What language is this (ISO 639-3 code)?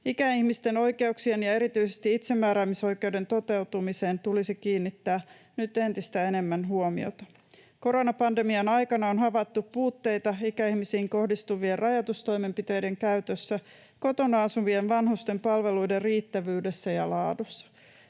fin